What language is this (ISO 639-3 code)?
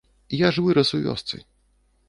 bel